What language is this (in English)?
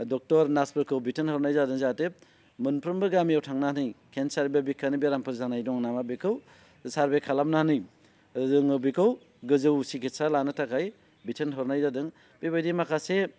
Bodo